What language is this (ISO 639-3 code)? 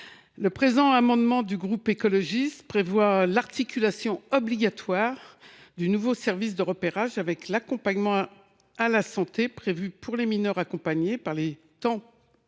fra